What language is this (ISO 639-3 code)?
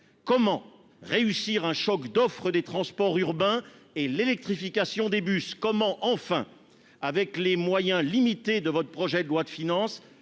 fra